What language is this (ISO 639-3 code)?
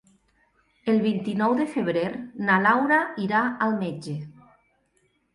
cat